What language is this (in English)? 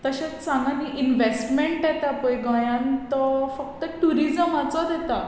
Konkani